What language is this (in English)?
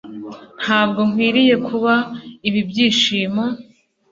Kinyarwanda